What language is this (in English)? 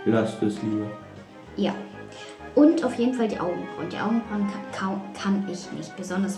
German